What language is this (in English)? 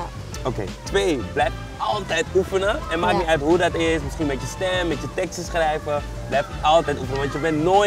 Dutch